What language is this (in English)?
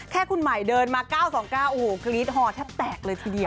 Thai